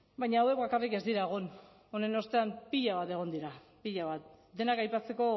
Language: Basque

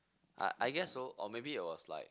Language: English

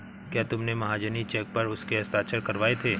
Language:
Hindi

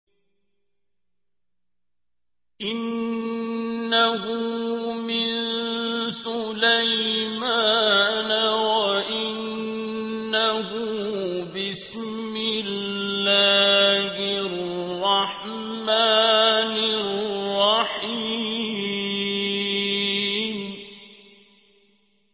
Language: Arabic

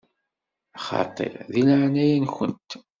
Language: Kabyle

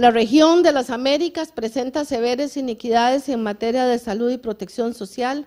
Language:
Spanish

